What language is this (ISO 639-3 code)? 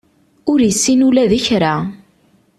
kab